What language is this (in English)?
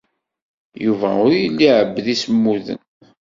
Kabyle